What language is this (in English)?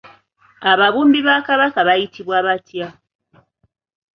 Ganda